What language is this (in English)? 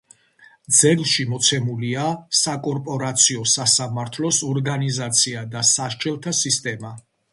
Georgian